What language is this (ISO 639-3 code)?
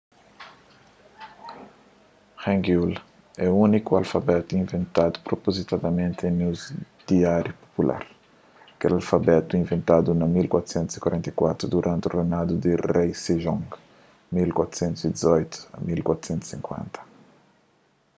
kea